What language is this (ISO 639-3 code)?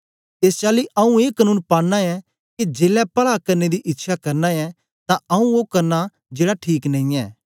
doi